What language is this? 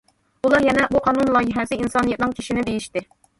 Uyghur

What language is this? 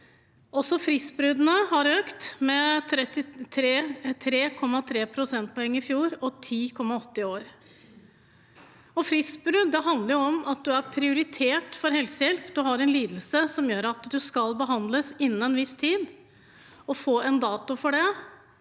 Norwegian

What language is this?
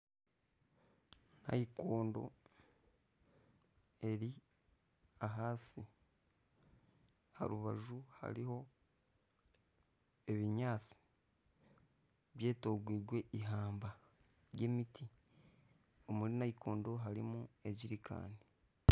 Nyankole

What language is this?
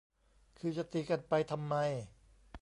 Thai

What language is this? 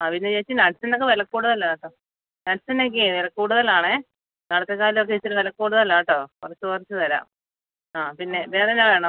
Malayalam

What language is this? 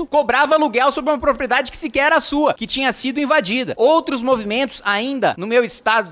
Portuguese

